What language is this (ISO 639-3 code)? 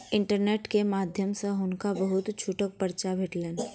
mai